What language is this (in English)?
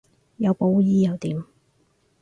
Cantonese